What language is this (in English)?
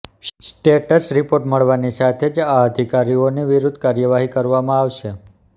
Gujarati